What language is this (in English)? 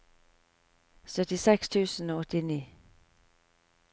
Norwegian